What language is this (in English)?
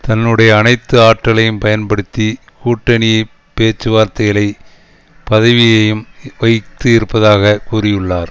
Tamil